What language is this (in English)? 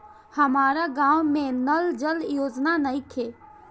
Bhojpuri